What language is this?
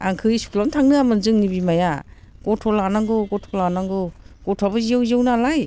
Bodo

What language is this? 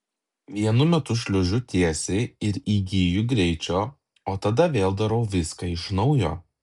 Lithuanian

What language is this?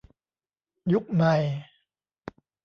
Thai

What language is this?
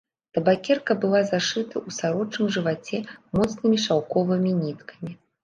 Belarusian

